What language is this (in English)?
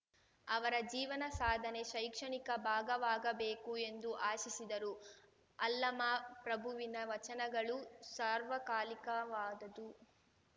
Kannada